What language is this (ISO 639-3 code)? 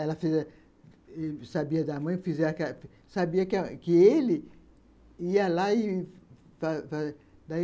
por